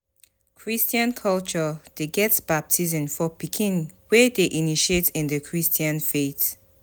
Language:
Nigerian Pidgin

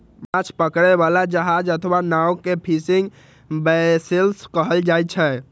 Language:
Maithili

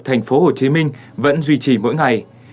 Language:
Vietnamese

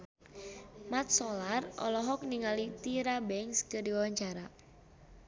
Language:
Sundanese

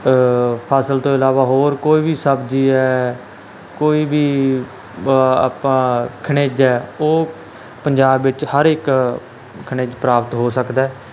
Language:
Punjabi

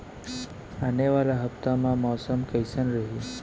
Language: Chhattisgarhi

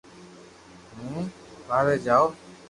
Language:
Loarki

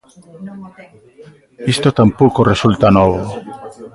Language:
Galician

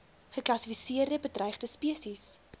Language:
Afrikaans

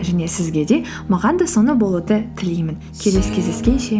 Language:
Kazakh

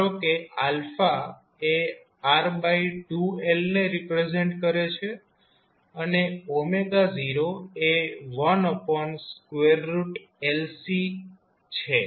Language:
Gujarati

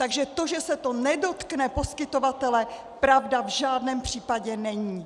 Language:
Czech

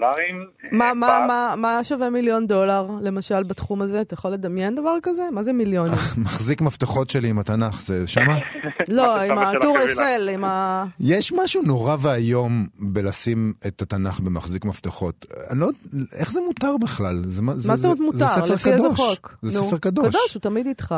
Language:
Hebrew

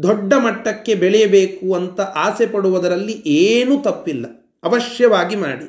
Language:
Kannada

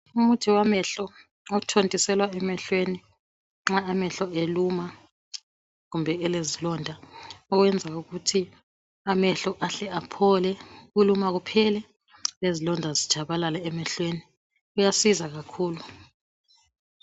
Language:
North Ndebele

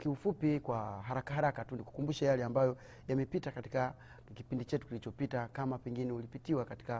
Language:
Swahili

